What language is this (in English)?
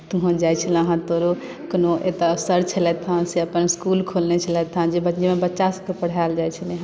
Maithili